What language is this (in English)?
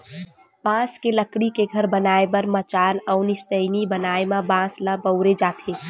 Chhattisgarhi